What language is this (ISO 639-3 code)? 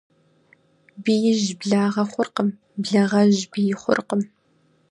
kbd